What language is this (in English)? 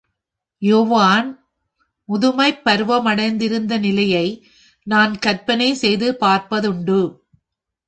Tamil